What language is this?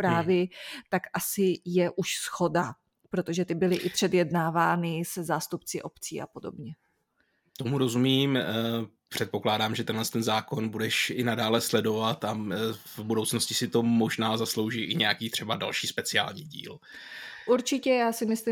Czech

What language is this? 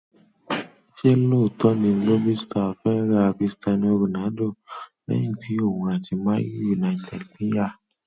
Yoruba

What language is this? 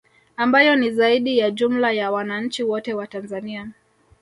Swahili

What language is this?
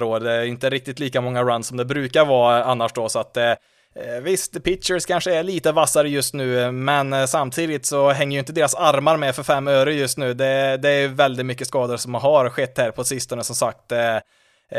Swedish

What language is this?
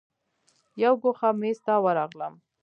Pashto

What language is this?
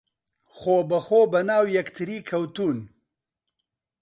Central Kurdish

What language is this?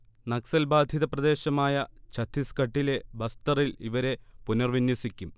Malayalam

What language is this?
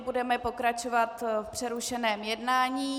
Czech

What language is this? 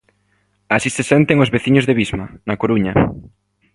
Galician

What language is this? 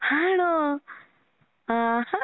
Malayalam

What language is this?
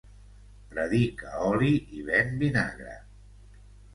Catalan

